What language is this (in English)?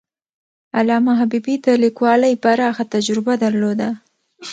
Pashto